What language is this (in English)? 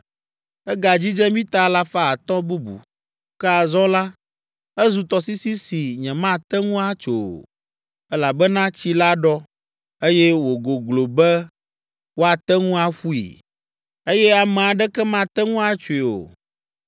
Ewe